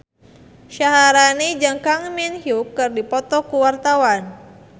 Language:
Sundanese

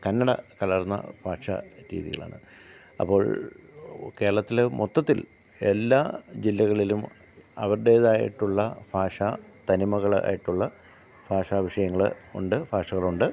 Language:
Malayalam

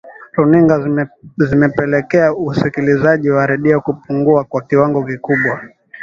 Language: Swahili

